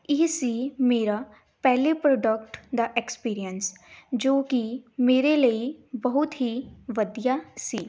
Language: Punjabi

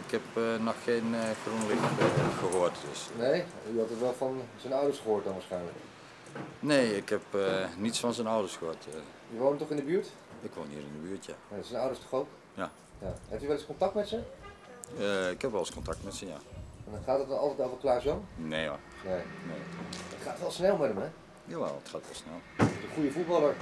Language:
Dutch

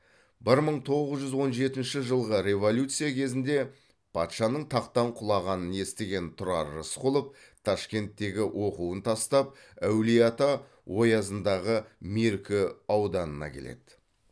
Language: Kazakh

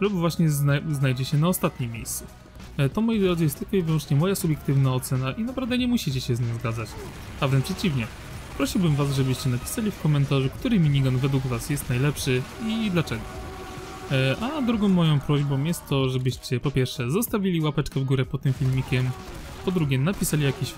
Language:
Polish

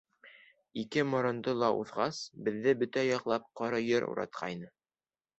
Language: Bashkir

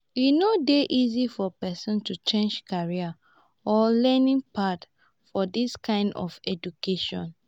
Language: Nigerian Pidgin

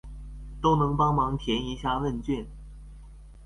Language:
Chinese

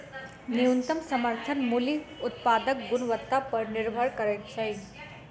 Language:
Maithili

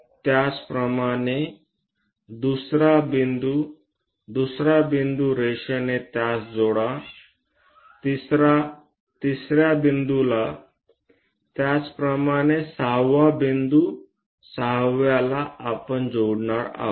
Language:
Marathi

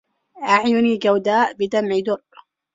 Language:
Arabic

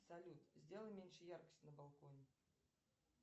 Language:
Russian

